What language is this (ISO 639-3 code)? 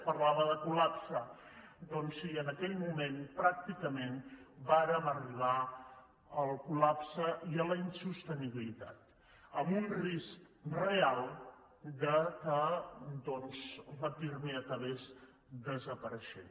cat